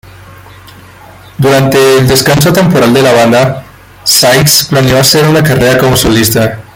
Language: Spanish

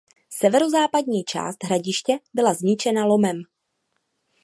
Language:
Czech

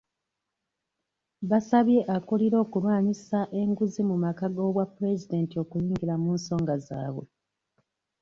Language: Ganda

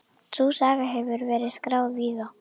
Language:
Icelandic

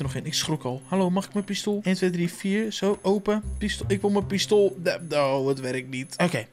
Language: Dutch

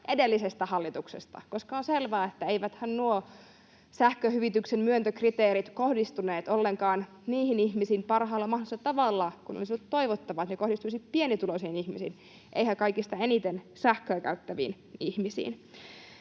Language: Finnish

